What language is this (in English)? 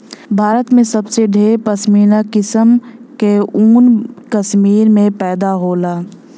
Bhojpuri